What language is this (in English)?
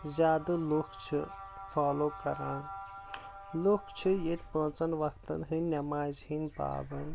Kashmiri